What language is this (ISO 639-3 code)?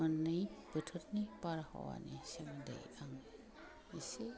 brx